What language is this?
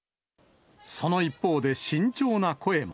Japanese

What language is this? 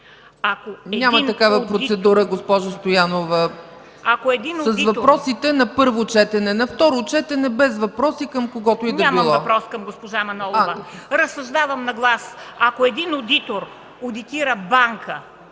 Bulgarian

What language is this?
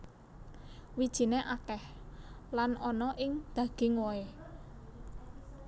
Javanese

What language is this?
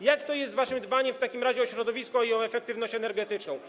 Polish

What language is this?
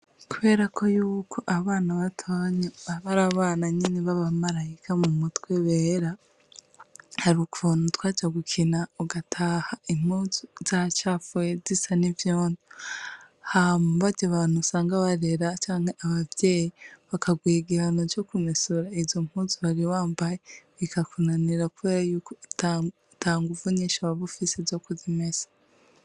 Rundi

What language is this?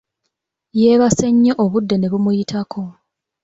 Ganda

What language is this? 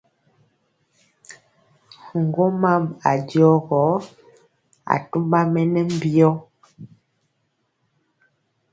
Mpiemo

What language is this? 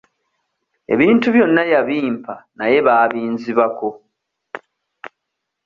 Ganda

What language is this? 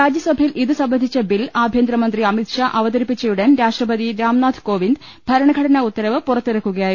Malayalam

